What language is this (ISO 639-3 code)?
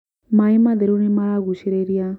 kik